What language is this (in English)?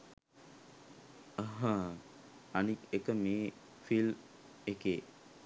Sinhala